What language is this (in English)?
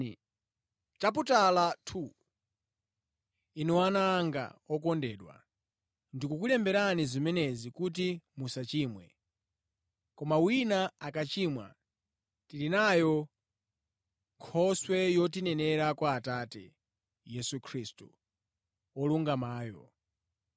Nyanja